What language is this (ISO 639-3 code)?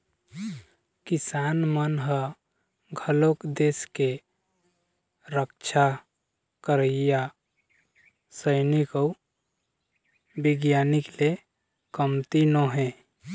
hne